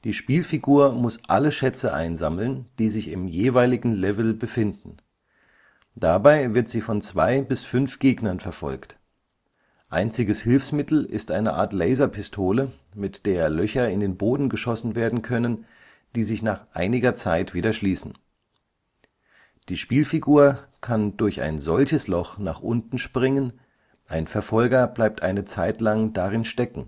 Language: German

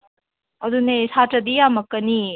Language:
Manipuri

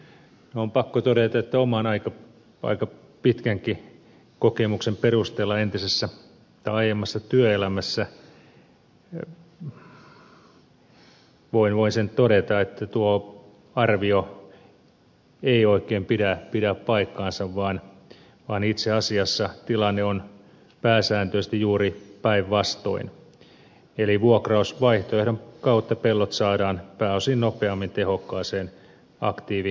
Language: Finnish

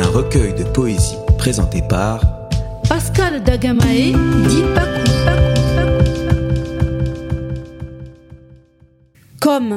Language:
French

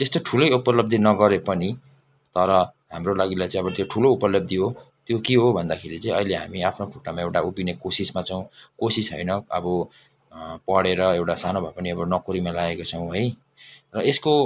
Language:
Nepali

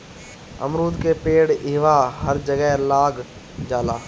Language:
Bhojpuri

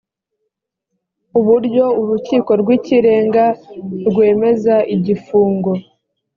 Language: Kinyarwanda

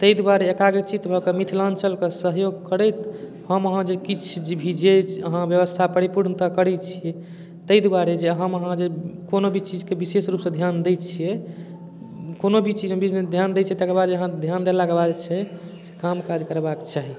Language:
Maithili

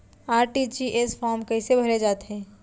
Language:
Chhattisgarhi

